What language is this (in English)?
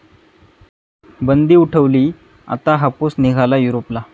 Marathi